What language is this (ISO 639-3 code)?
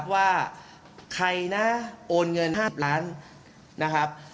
tha